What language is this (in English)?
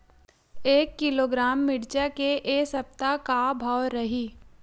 Chhattisgarhi